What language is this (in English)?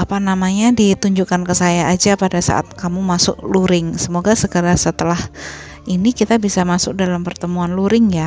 Indonesian